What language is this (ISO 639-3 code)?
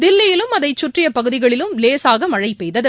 tam